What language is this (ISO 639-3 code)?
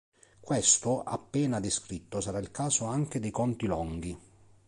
ita